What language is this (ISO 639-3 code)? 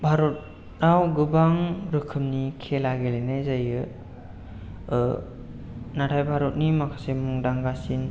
brx